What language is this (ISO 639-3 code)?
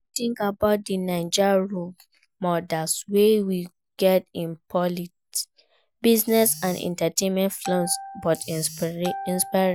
pcm